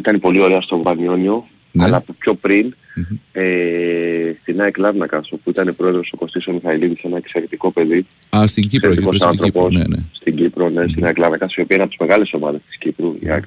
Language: Greek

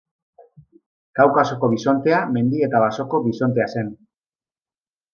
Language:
Basque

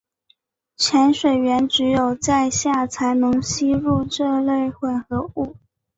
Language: Chinese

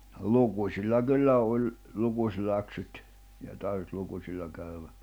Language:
Finnish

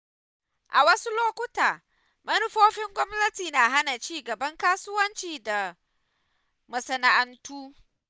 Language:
Hausa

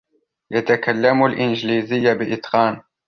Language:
Arabic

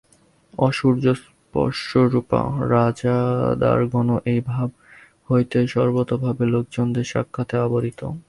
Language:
Bangla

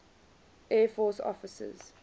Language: English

